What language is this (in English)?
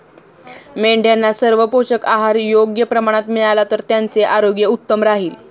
Marathi